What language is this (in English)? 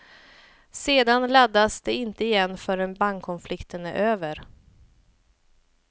Swedish